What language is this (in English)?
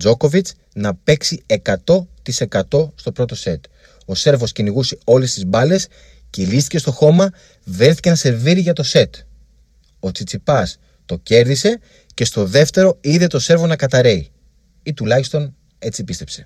Greek